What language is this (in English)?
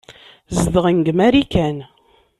Kabyle